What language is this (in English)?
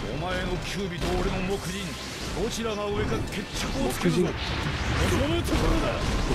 Japanese